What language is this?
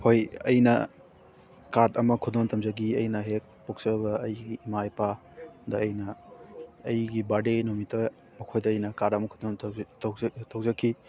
Manipuri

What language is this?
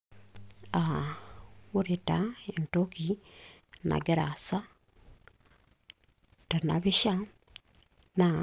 Masai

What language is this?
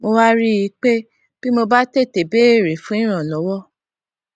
Yoruba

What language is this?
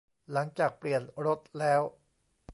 Thai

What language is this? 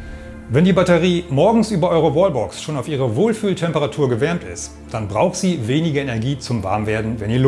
German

